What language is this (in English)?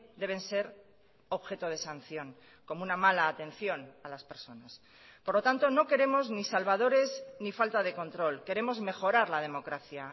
Spanish